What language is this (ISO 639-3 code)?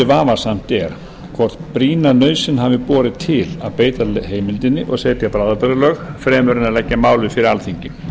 isl